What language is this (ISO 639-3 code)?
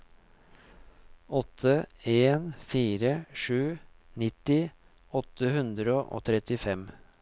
nor